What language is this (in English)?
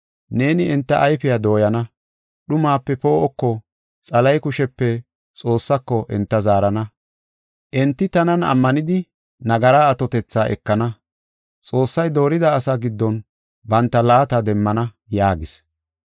Gofa